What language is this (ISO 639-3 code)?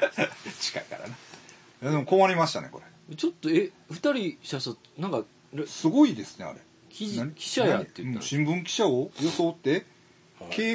jpn